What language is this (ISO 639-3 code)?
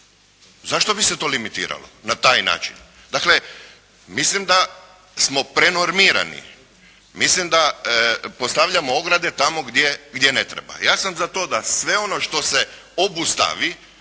hrv